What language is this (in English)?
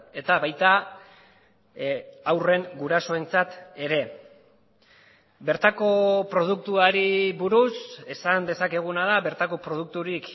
Basque